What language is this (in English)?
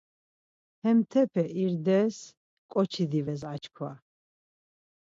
Laz